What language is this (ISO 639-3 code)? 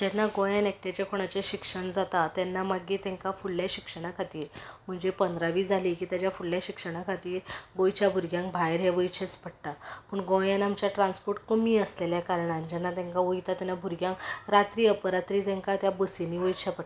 kok